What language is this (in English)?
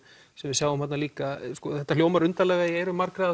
Icelandic